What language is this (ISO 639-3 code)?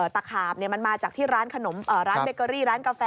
tha